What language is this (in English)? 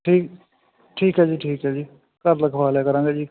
Punjabi